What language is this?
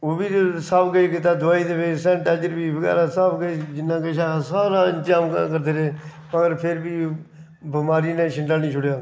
Dogri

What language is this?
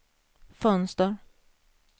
Swedish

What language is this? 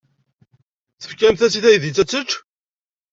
Kabyle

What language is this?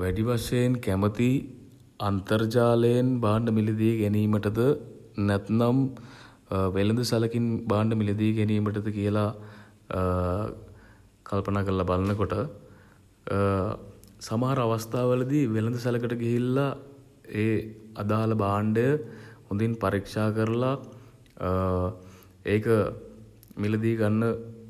Sinhala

